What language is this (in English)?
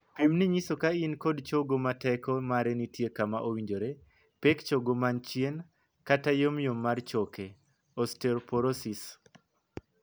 Luo (Kenya and Tanzania)